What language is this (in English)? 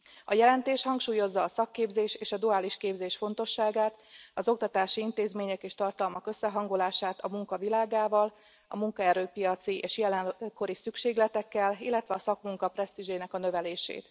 Hungarian